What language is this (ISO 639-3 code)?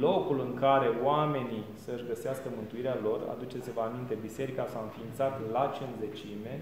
ron